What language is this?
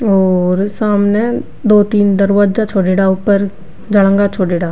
Rajasthani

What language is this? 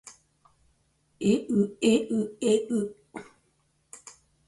Japanese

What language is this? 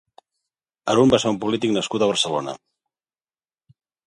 Catalan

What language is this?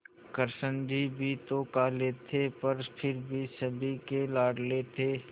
Hindi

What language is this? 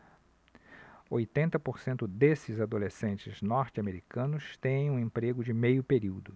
Portuguese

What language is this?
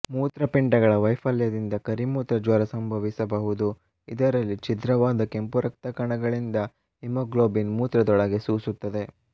Kannada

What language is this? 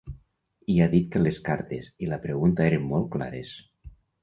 Catalan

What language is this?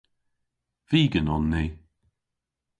Cornish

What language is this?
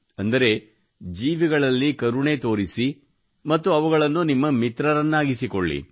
Kannada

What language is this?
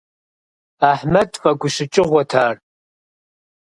Kabardian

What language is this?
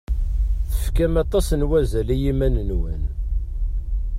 Kabyle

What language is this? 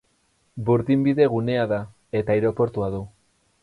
Basque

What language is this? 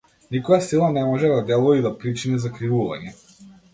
Macedonian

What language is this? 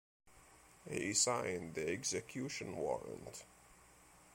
English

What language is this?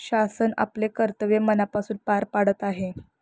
Marathi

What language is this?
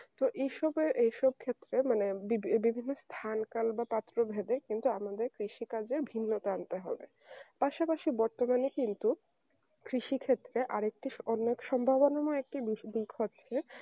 Bangla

